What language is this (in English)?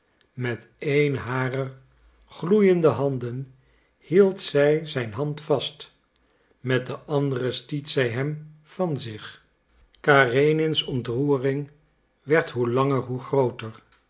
Dutch